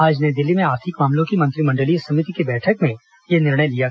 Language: Hindi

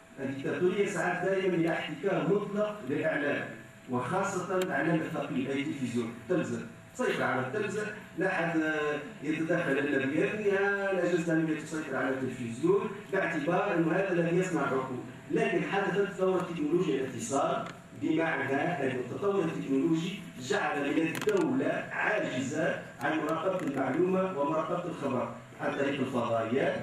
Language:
Arabic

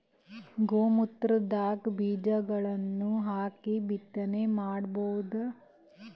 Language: Kannada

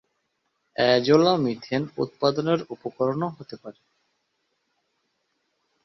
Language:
Bangla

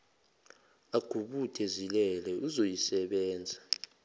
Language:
Zulu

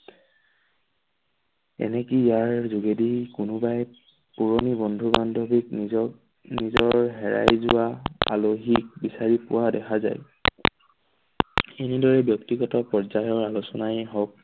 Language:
Assamese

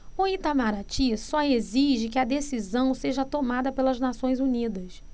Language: Portuguese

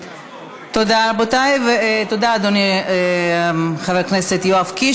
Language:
Hebrew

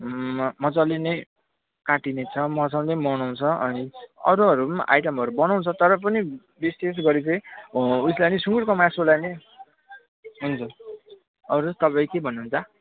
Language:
Nepali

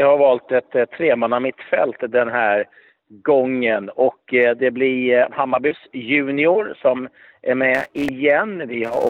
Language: Swedish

